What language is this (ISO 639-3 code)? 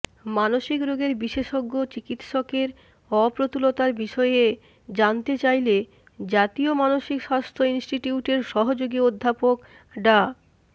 ben